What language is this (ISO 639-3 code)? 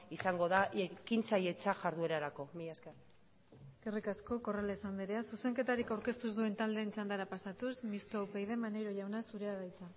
eus